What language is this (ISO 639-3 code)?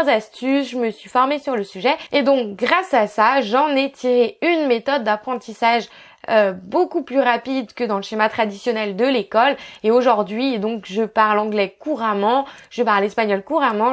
fra